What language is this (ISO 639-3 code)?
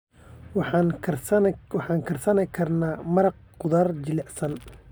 som